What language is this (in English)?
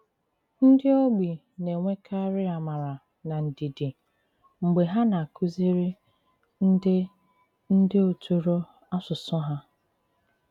Igbo